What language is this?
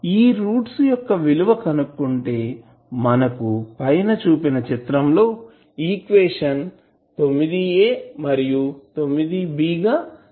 Telugu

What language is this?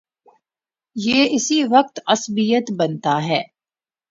Urdu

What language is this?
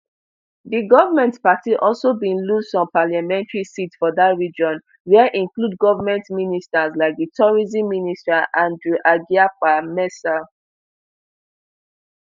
Nigerian Pidgin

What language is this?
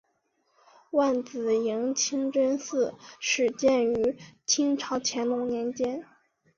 Chinese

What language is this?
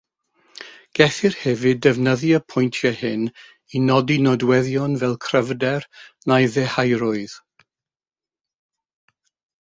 Welsh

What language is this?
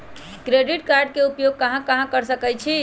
Magahi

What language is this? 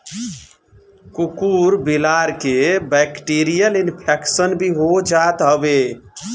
Bhojpuri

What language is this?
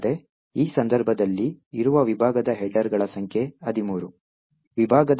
Kannada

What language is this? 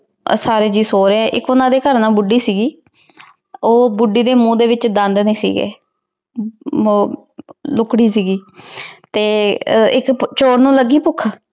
Punjabi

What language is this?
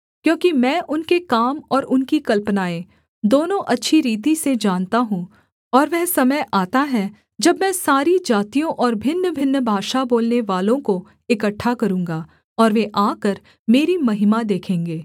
Hindi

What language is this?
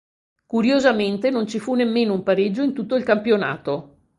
Italian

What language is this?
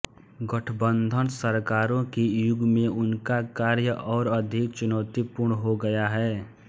Hindi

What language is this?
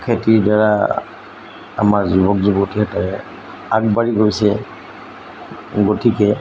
Assamese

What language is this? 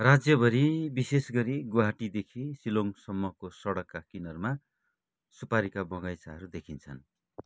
Nepali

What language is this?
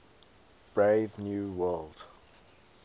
English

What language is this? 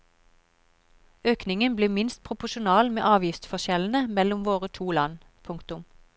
Norwegian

